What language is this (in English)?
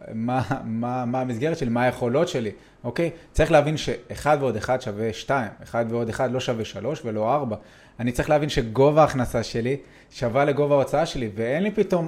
Hebrew